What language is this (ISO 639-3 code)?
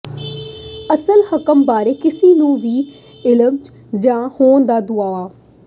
pan